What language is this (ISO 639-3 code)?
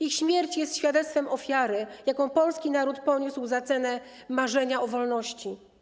pol